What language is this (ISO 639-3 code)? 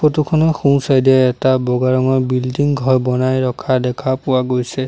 asm